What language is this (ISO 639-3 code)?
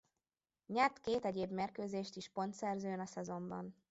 hun